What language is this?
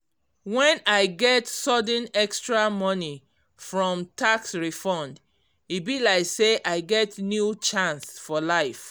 Nigerian Pidgin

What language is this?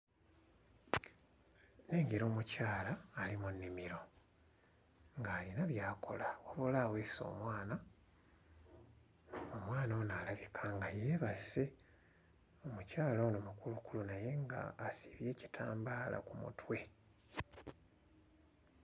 Ganda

